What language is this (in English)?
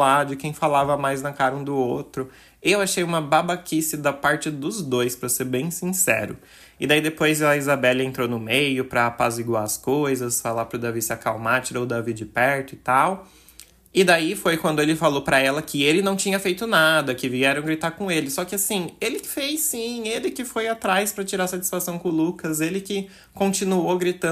Portuguese